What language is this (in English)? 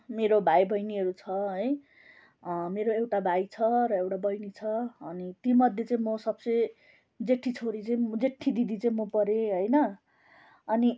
Nepali